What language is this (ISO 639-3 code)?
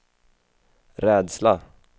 swe